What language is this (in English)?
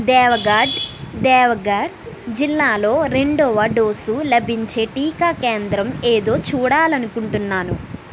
Telugu